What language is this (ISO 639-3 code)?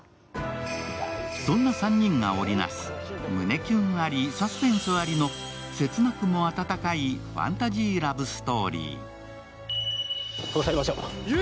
jpn